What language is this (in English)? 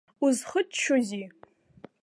Abkhazian